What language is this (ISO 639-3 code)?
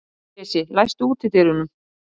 isl